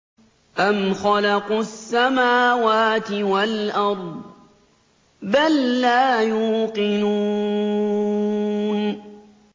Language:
Arabic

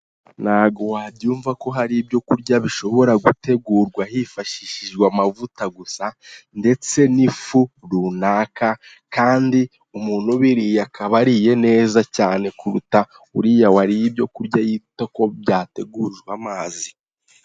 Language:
Kinyarwanda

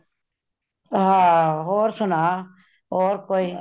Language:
Punjabi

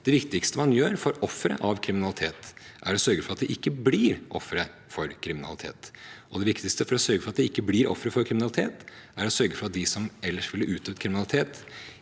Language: Norwegian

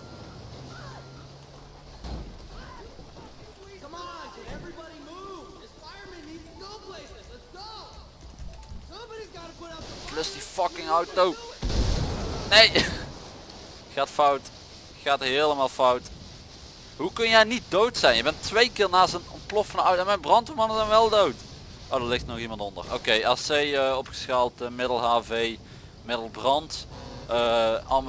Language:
Dutch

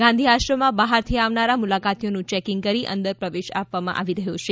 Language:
Gujarati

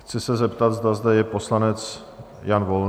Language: Czech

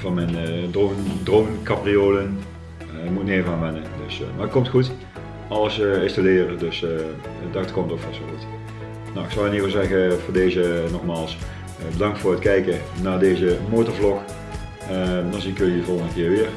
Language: Dutch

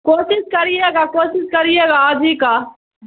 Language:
Urdu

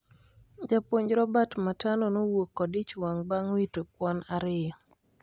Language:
Luo (Kenya and Tanzania)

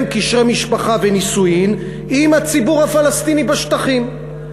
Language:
Hebrew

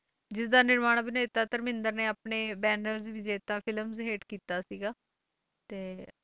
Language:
Punjabi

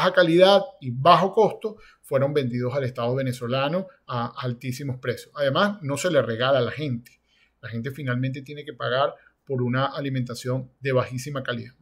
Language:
Spanish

